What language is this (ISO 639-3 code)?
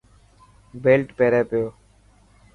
mki